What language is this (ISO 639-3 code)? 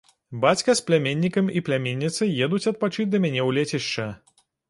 bel